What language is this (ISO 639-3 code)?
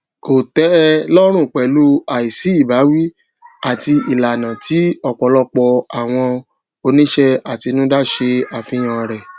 yor